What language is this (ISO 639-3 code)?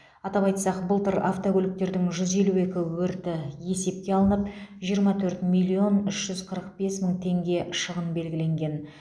kaz